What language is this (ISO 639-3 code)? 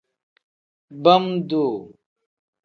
kdh